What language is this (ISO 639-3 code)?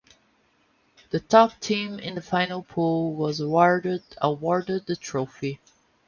eng